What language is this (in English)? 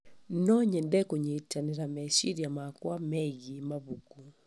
Kikuyu